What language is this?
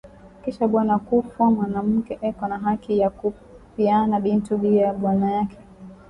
Swahili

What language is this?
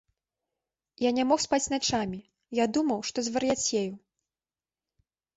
Belarusian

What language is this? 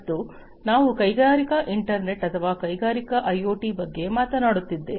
Kannada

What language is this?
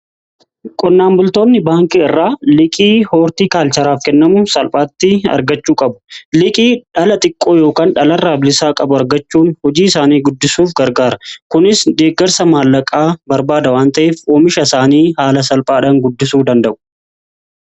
Oromo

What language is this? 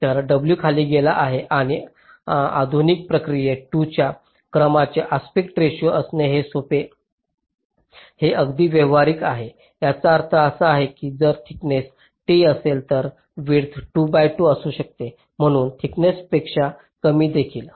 Marathi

